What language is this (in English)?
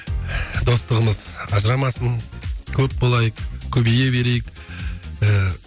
Kazakh